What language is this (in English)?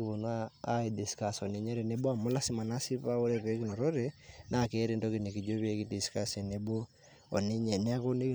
Masai